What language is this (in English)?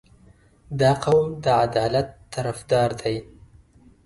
Pashto